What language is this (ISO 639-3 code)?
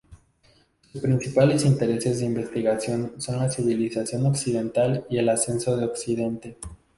spa